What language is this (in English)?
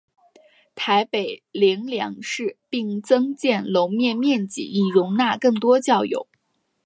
Chinese